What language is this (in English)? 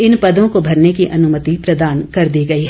Hindi